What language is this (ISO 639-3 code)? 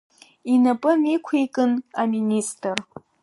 abk